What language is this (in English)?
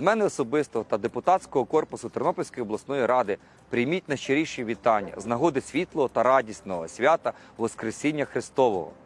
Ukrainian